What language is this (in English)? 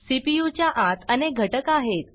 Marathi